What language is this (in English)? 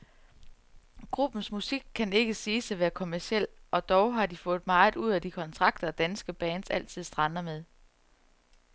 Danish